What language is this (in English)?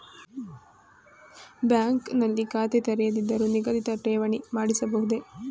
Kannada